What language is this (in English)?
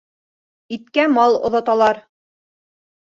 Bashkir